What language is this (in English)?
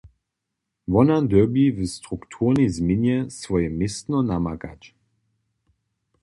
Upper Sorbian